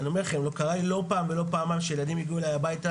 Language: Hebrew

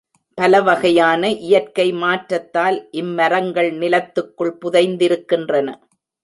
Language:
Tamil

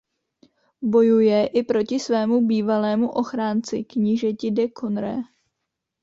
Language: Czech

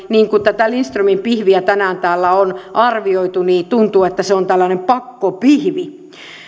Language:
Finnish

